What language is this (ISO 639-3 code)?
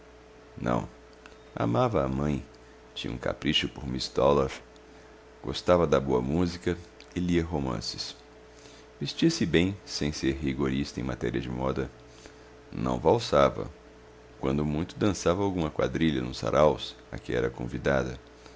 por